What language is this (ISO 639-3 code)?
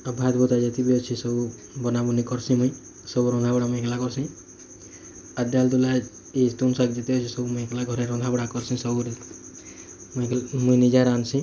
ori